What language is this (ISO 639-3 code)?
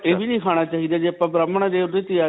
pan